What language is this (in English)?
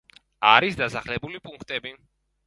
Georgian